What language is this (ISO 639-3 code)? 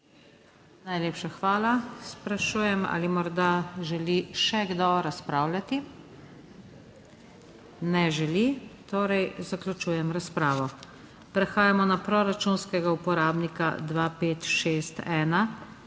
slv